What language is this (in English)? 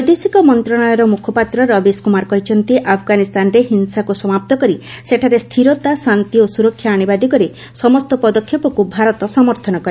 Odia